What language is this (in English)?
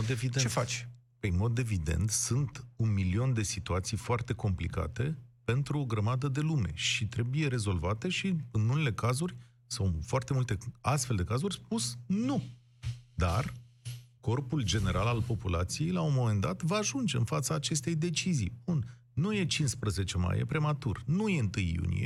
Romanian